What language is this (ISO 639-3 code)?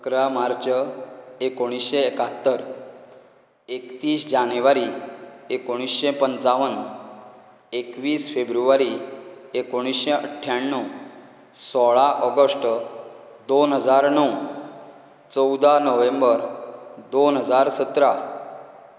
kok